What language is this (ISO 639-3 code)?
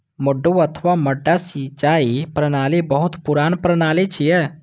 mai